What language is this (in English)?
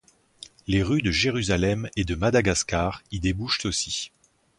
French